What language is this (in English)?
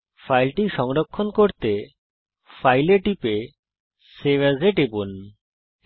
Bangla